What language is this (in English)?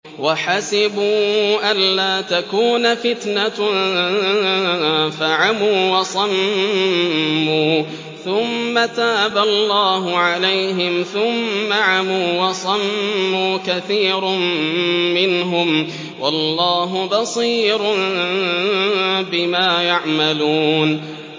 Arabic